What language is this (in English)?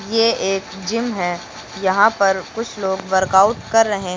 Hindi